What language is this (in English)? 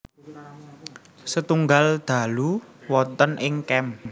Javanese